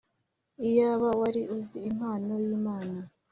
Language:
Kinyarwanda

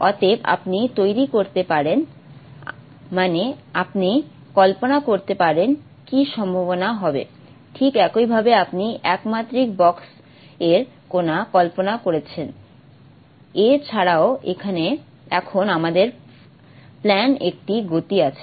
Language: Bangla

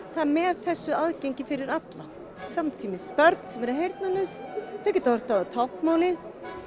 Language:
Icelandic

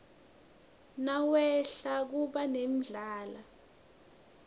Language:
Swati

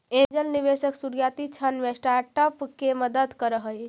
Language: Magahi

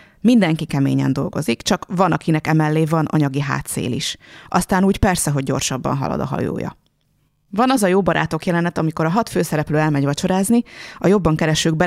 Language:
Hungarian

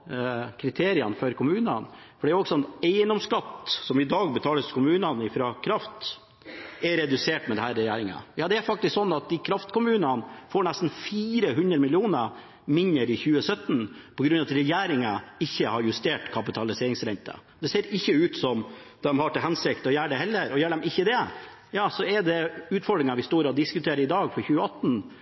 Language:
Norwegian Bokmål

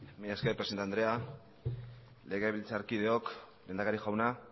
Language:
Basque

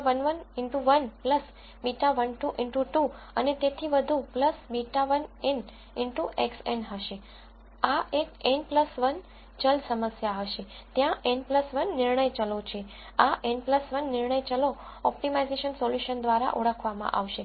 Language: Gujarati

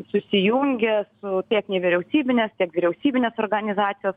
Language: Lithuanian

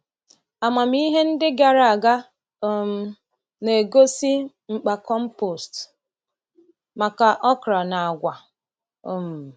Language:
Igbo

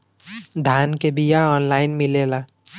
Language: Bhojpuri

